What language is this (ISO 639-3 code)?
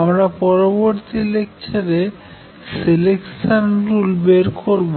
ben